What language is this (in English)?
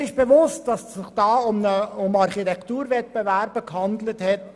Swiss German